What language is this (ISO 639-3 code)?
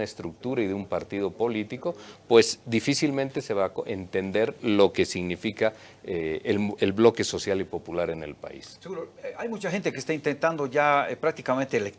spa